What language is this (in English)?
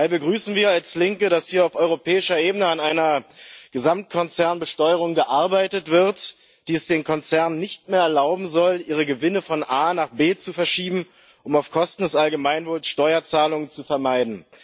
German